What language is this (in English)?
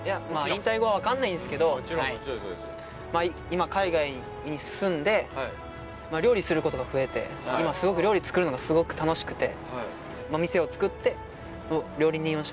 Japanese